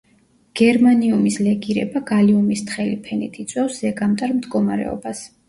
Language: Georgian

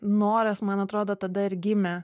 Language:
Lithuanian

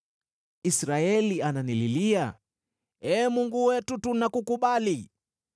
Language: Swahili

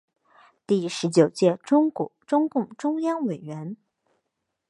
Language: Chinese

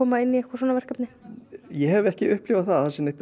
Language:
Icelandic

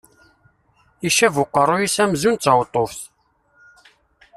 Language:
Kabyle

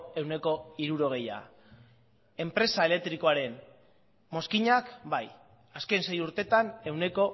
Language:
Basque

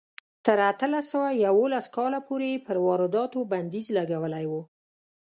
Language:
Pashto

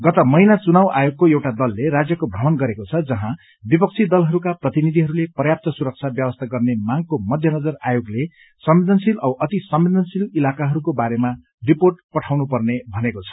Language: Nepali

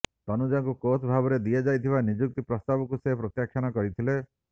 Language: Odia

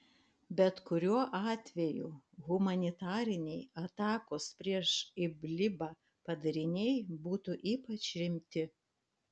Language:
Lithuanian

